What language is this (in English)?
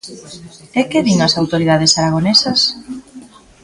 Galician